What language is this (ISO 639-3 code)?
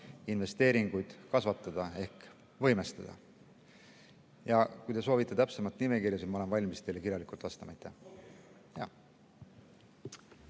est